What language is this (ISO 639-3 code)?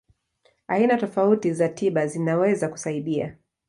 swa